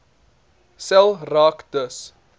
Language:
Afrikaans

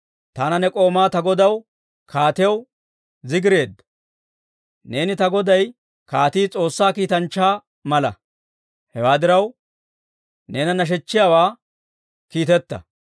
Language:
Dawro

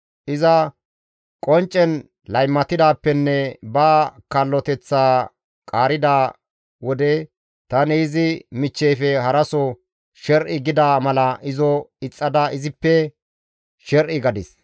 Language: Gamo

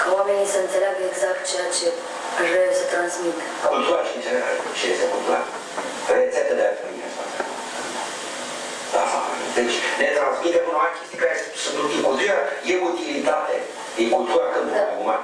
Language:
Romanian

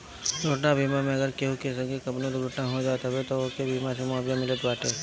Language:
Bhojpuri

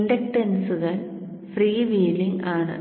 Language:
Malayalam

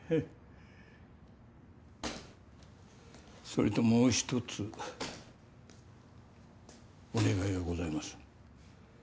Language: Japanese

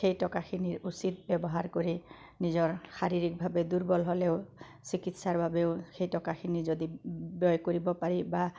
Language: Assamese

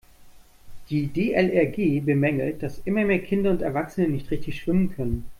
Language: German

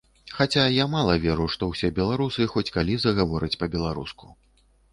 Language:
Belarusian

